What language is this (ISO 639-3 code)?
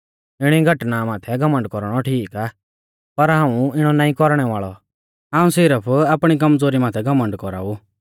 bfz